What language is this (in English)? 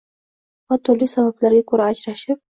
Uzbek